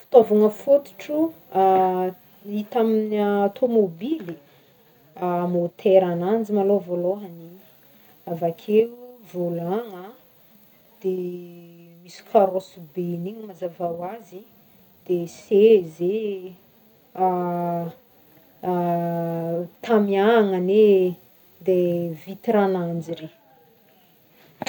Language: Northern Betsimisaraka Malagasy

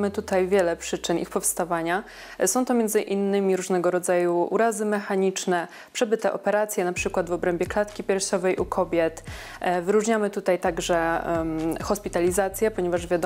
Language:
Polish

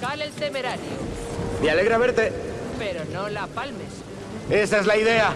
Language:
Spanish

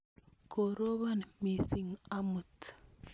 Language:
Kalenjin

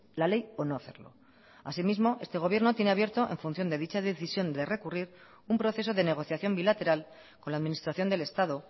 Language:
Spanish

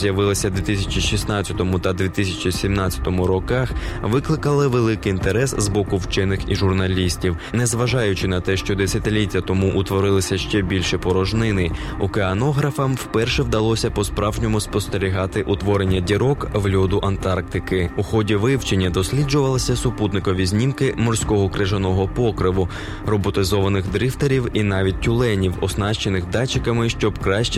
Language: Ukrainian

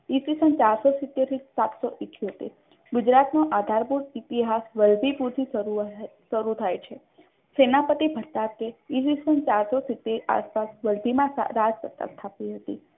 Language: Gujarati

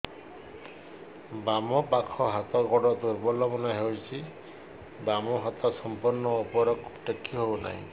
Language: Odia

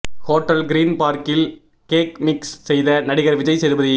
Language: Tamil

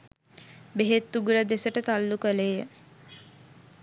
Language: Sinhala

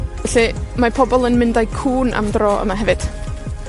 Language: Welsh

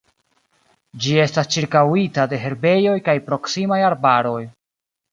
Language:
Esperanto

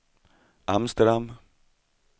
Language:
Swedish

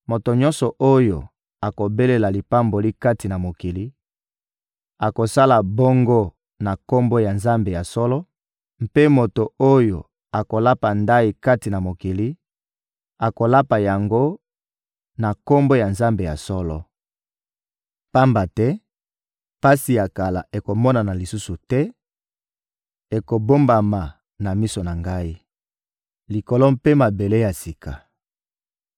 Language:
Lingala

